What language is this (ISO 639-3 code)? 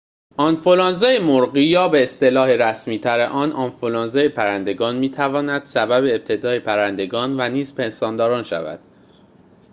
fas